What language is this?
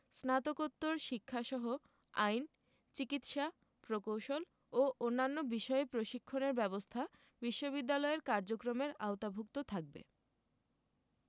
Bangla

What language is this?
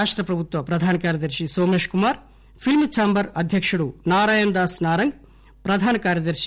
Telugu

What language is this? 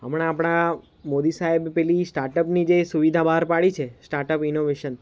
Gujarati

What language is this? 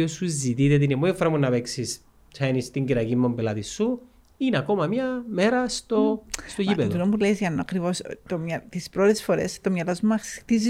Greek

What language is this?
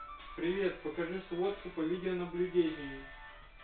Russian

